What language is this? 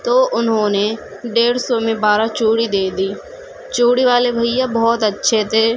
Urdu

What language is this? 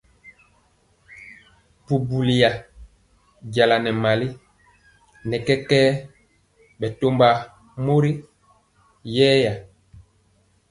Mpiemo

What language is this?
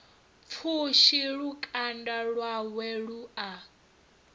Venda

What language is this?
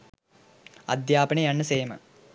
Sinhala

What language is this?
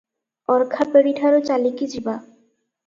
Odia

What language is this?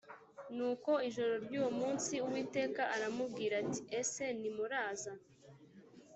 Kinyarwanda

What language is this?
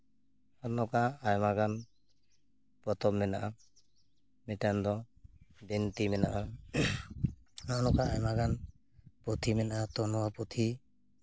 Santali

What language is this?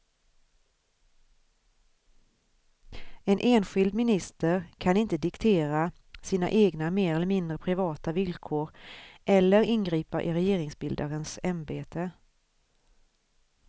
Swedish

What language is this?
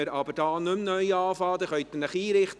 Swiss German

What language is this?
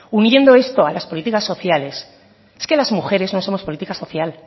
Spanish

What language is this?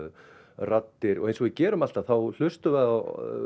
Icelandic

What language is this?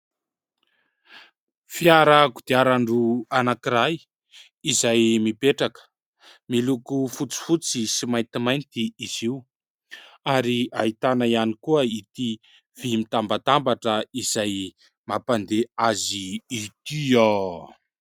Malagasy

